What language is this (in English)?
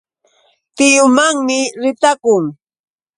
Yauyos Quechua